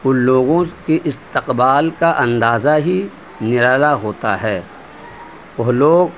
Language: Urdu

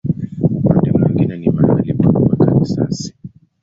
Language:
Swahili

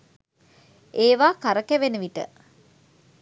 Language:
Sinhala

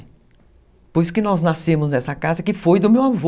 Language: Portuguese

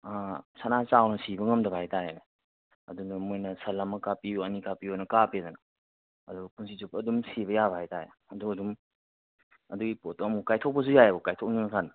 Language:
Manipuri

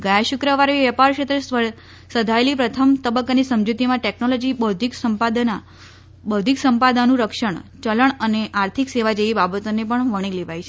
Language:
Gujarati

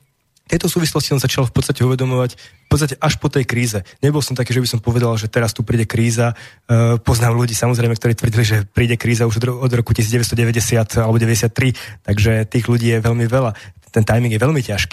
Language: Slovak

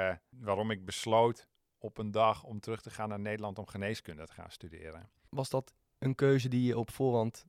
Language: Dutch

